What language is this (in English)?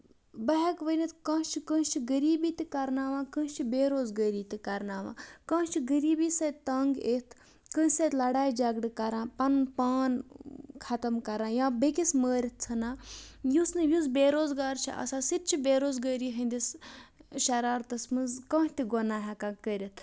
Kashmiri